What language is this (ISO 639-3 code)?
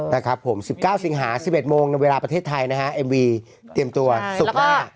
tha